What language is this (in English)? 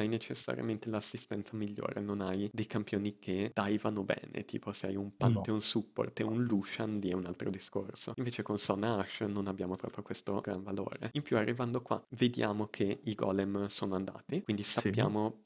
Italian